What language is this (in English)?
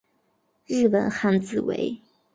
Chinese